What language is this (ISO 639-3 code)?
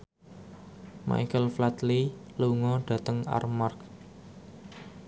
jav